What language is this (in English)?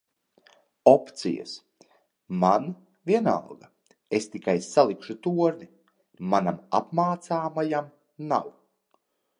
Latvian